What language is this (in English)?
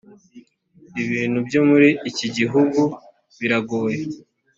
Kinyarwanda